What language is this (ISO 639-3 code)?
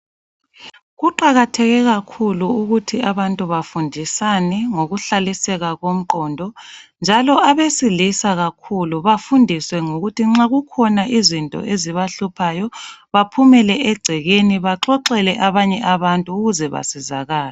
nde